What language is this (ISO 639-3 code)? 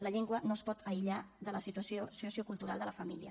cat